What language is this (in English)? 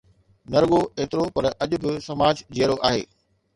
Sindhi